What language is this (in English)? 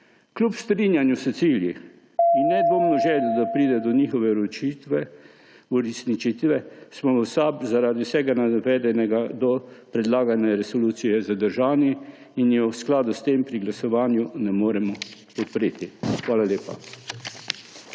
Slovenian